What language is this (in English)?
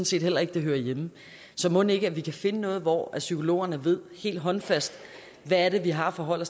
Danish